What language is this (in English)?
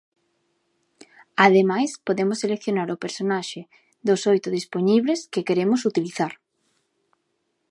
Galician